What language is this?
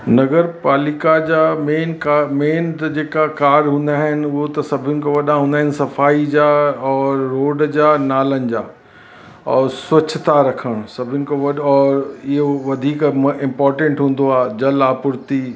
Sindhi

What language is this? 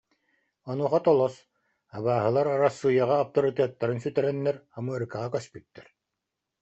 Yakut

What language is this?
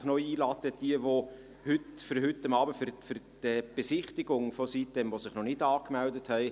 Swiss German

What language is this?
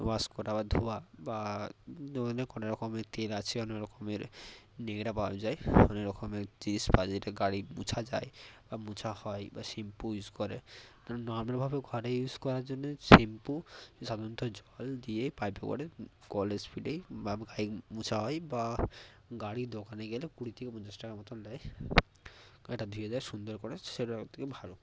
Bangla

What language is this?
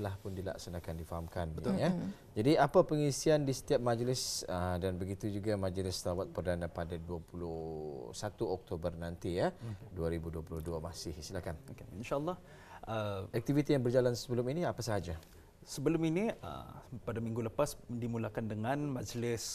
Malay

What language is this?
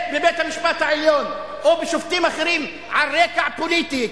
Hebrew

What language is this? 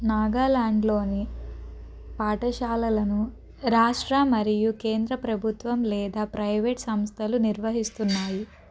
Telugu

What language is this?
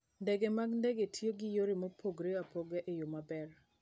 Luo (Kenya and Tanzania)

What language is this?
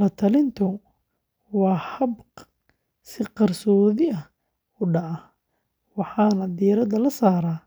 Somali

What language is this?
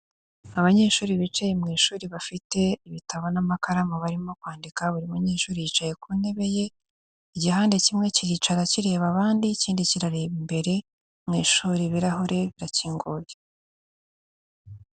Kinyarwanda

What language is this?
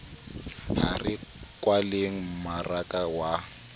Southern Sotho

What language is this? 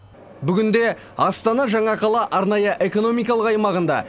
Kazakh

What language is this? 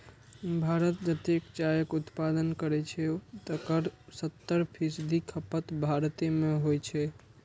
Maithili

